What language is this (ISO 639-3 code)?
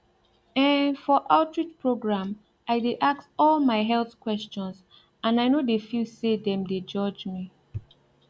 pcm